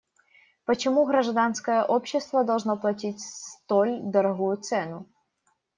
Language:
Russian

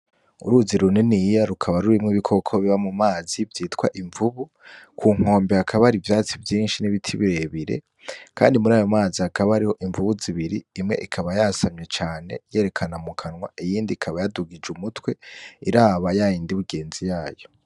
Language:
Rundi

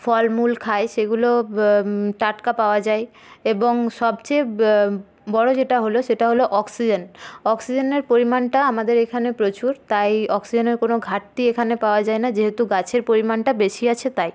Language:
Bangla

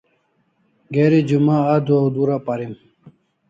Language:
Kalasha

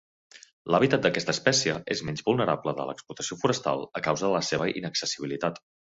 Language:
Catalan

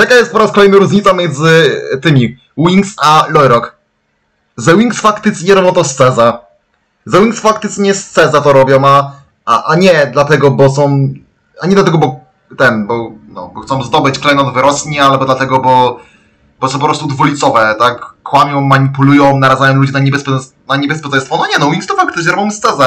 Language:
Polish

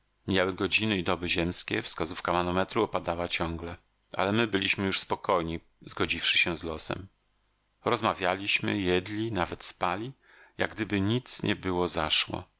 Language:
Polish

